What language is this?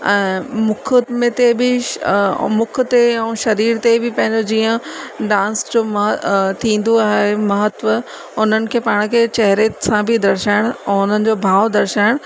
Sindhi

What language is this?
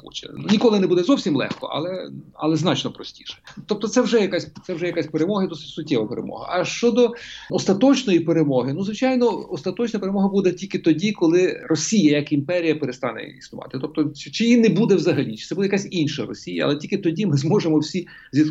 Ukrainian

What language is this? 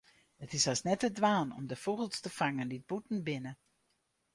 Western Frisian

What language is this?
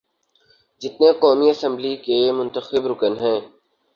Urdu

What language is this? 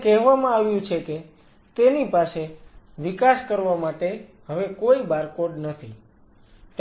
Gujarati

